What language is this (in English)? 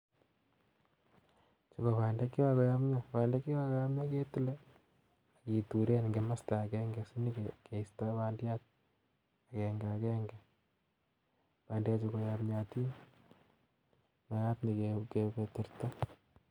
Kalenjin